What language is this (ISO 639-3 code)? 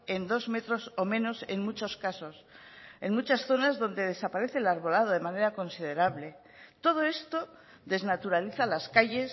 spa